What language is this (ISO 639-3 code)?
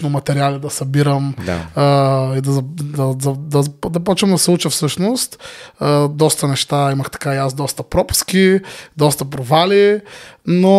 bul